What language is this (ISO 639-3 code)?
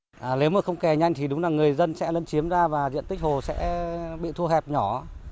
vie